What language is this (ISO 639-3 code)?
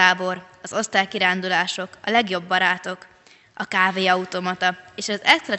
hun